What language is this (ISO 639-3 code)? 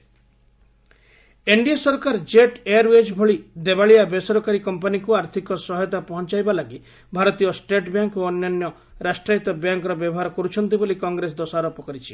ori